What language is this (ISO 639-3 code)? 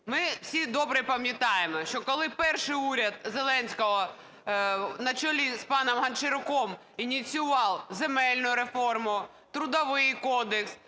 ukr